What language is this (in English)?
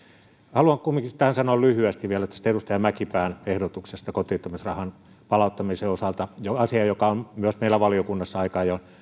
Finnish